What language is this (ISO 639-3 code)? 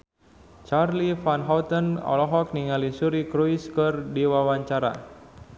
sun